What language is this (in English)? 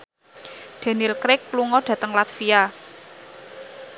Javanese